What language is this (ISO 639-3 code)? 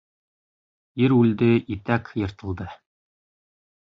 bak